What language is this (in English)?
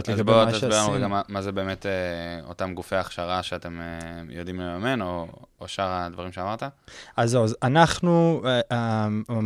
Hebrew